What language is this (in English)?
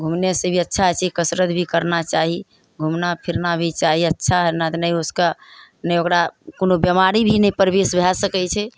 Maithili